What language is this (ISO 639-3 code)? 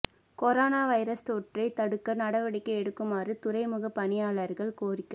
tam